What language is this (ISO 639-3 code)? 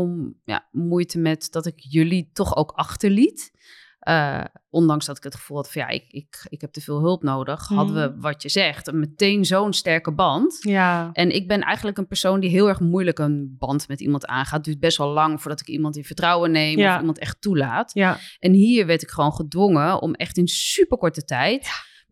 nld